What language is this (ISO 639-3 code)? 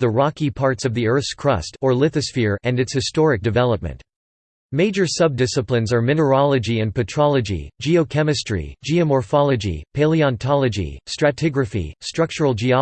eng